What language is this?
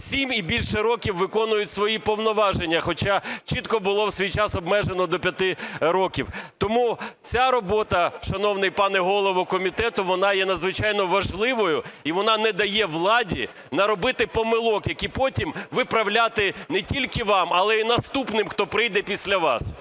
Ukrainian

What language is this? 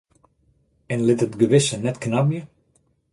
Western Frisian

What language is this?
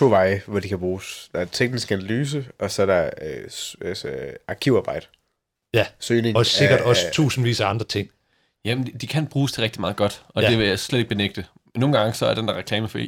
Danish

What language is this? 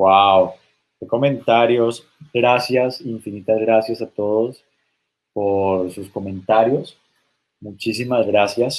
Spanish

